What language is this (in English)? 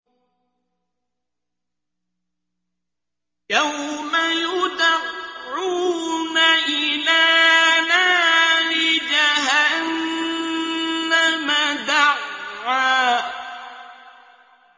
Arabic